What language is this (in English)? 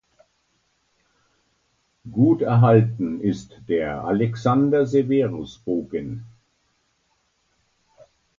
German